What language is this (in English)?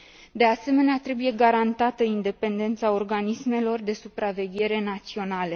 Romanian